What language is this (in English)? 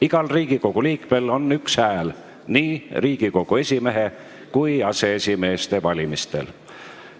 Estonian